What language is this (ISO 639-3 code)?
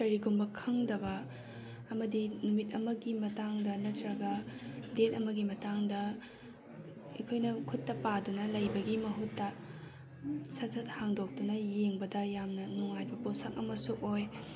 mni